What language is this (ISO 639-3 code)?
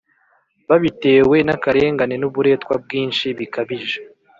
kin